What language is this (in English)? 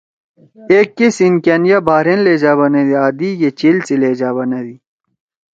Torwali